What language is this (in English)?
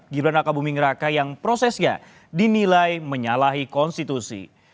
Indonesian